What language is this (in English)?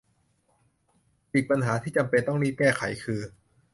Thai